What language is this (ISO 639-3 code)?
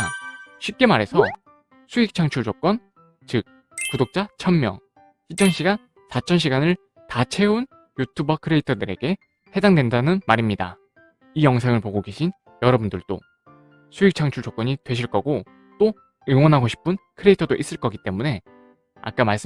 kor